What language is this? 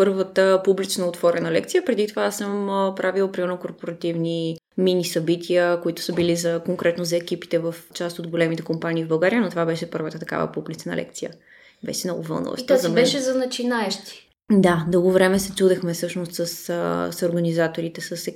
Bulgarian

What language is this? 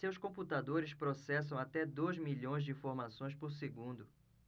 Portuguese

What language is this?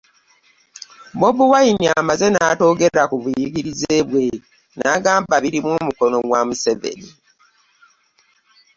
Ganda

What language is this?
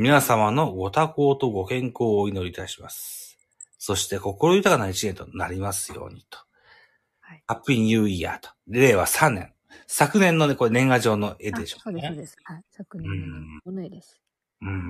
Japanese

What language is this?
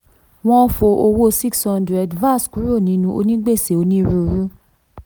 Yoruba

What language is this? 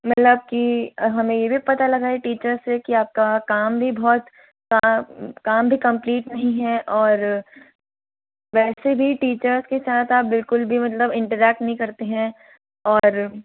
Hindi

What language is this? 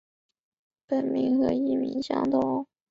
Chinese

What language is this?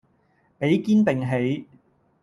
Cantonese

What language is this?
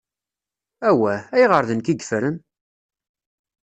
Kabyle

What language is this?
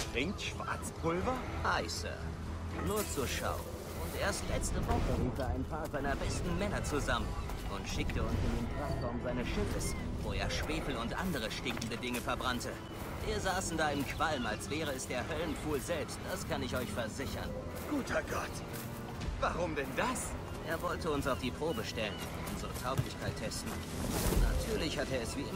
German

